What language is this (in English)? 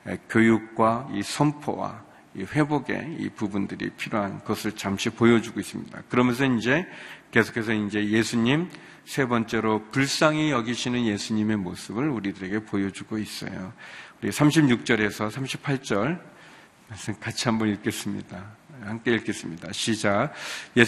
Korean